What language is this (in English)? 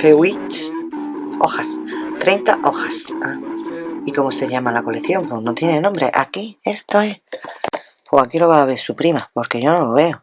Spanish